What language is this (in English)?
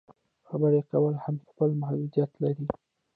Pashto